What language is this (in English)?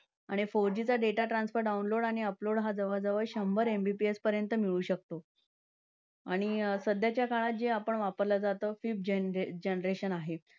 Marathi